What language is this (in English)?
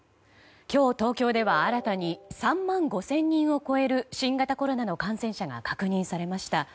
Japanese